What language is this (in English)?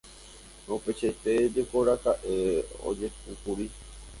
Guarani